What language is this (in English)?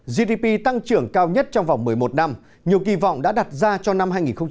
Vietnamese